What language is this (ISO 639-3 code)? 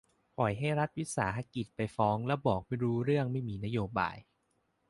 tha